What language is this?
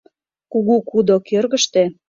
Mari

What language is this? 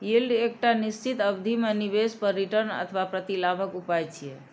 Maithili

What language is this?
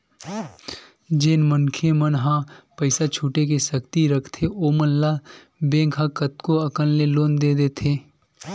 Chhattisgarhi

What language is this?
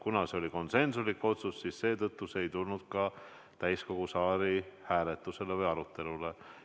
Estonian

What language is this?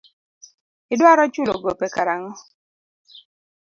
Luo (Kenya and Tanzania)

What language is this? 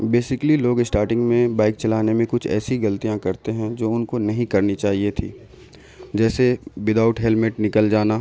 Urdu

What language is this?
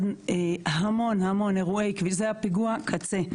Hebrew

